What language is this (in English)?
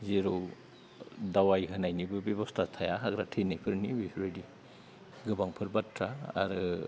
Bodo